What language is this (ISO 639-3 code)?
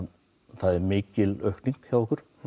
isl